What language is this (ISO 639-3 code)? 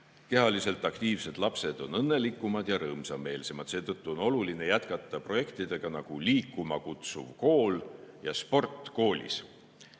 est